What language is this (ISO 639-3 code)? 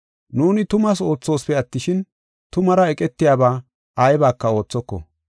gof